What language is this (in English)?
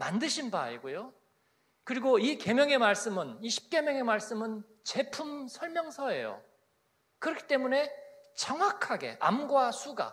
Korean